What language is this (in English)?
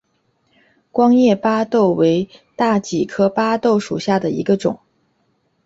Chinese